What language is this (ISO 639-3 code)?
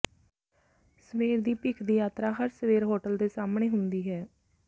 pan